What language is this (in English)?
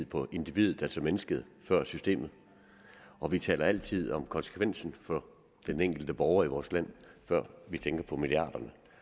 Danish